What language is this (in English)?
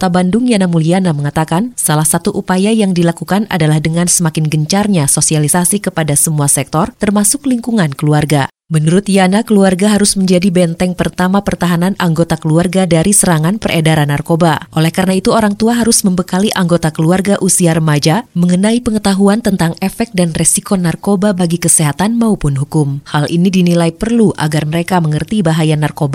Indonesian